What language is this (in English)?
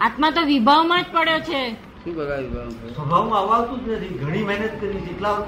Gujarati